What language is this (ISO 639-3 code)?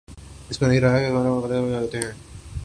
urd